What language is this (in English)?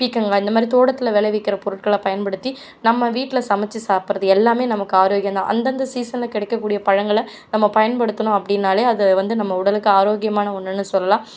Tamil